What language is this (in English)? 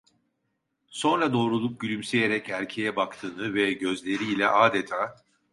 Turkish